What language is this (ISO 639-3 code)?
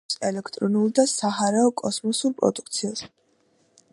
kat